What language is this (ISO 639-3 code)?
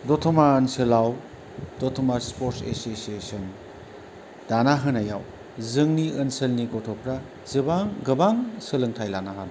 brx